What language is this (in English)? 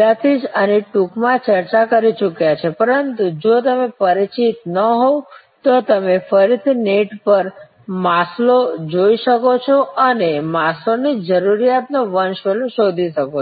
Gujarati